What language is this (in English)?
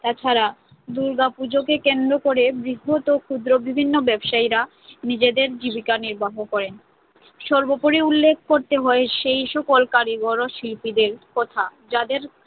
Bangla